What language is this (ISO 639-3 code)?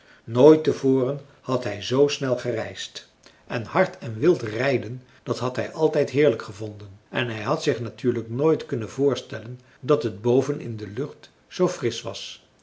nld